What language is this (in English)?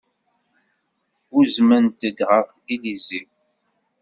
Kabyle